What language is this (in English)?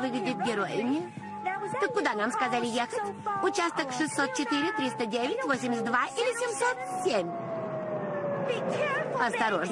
Russian